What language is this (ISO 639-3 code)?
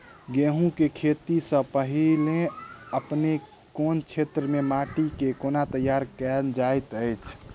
mai